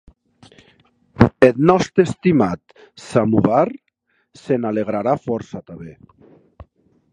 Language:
Occitan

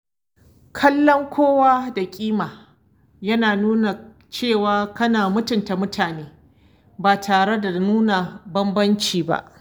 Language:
Hausa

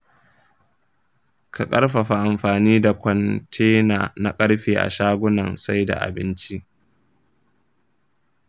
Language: Hausa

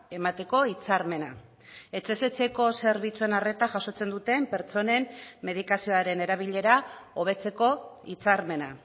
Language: Basque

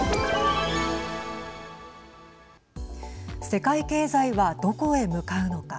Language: Japanese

